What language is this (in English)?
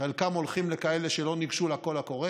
Hebrew